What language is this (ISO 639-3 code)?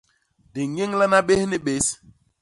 bas